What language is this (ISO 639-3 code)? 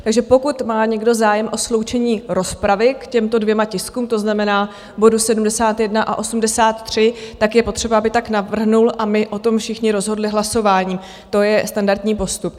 ces